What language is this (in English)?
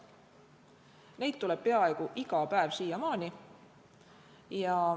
Estonian